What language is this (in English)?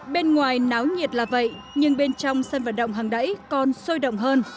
Vietnamese